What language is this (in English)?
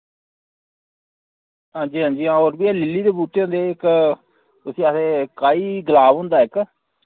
Dogri